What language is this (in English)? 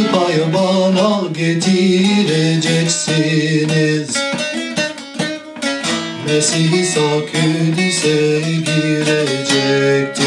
Turkish